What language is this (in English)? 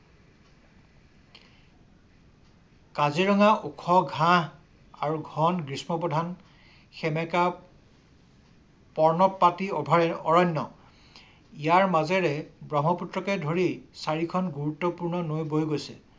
Assamese